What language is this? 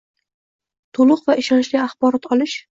Uzbek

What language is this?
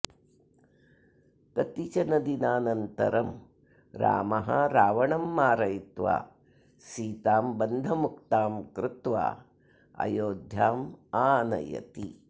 Sanskrit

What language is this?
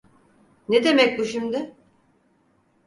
Turkish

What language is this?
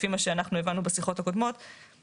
Hebrew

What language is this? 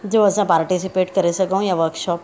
Sindhi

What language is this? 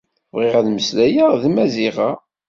Kabyle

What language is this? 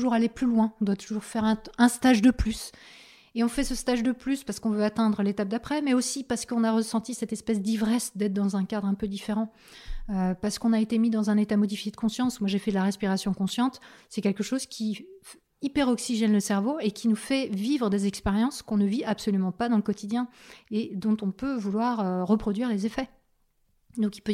French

